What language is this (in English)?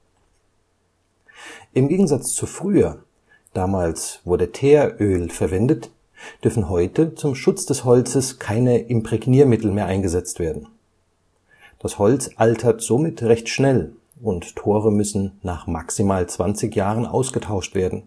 German